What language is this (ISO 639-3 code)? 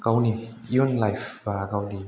brx